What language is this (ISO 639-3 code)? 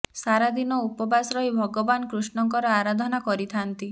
ori